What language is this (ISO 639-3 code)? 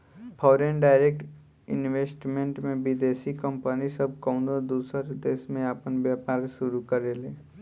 bho